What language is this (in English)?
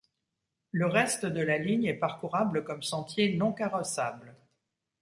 French